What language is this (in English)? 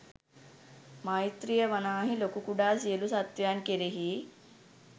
Sinhala